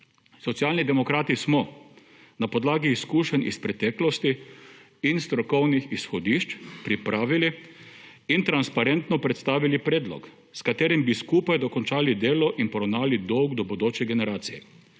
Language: Slovenian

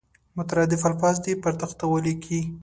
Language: Pashto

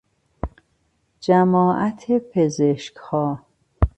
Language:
Persian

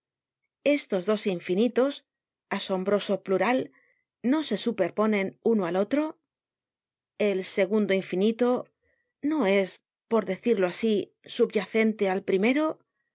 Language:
Spanish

